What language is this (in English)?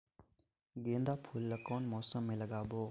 Chhattisgarhi